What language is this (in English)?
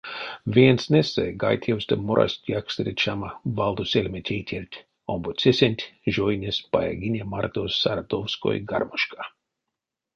Erzya